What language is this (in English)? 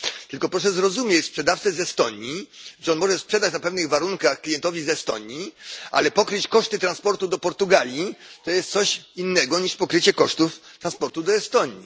Polish